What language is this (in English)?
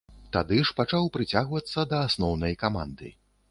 Belarusian